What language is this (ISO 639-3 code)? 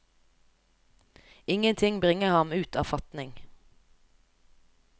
nor